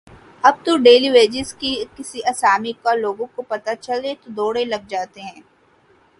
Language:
Urdu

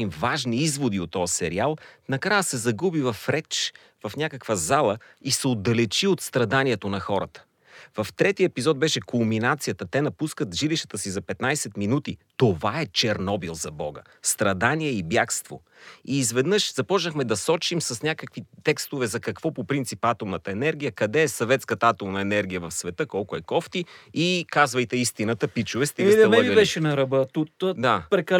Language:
Bulgarian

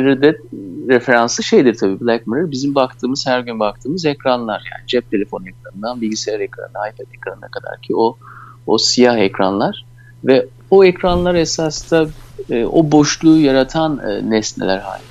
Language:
Turkish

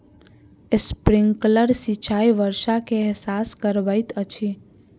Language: Maithili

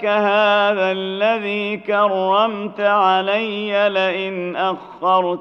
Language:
Arabic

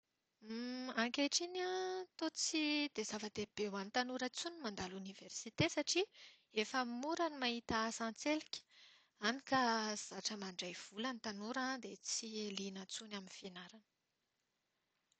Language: Malagasy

